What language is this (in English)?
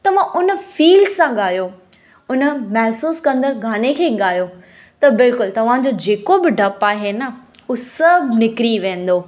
Sindhi